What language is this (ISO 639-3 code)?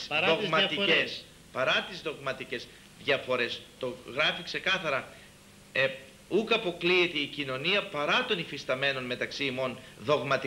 ell